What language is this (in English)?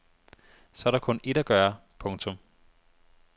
Danish